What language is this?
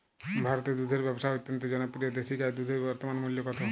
Bangla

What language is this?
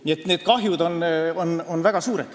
Estonian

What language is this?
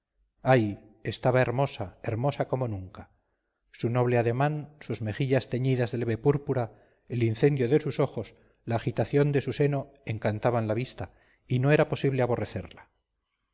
Spanish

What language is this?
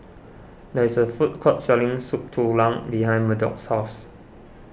English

